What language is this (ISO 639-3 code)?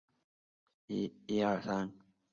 zho